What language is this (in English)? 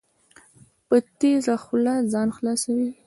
Pashto